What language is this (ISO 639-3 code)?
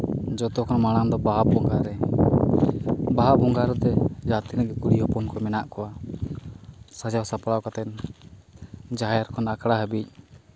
sat